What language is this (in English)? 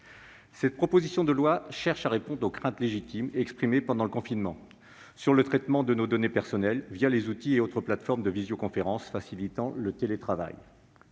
French